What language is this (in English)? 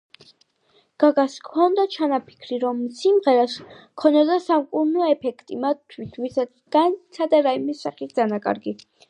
Georgian